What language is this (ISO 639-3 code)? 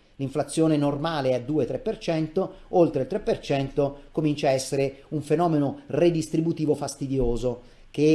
ita